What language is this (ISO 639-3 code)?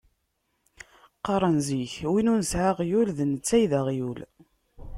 kab